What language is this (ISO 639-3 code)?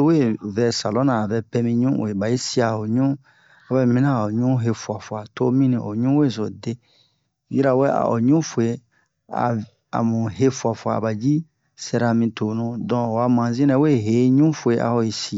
bmq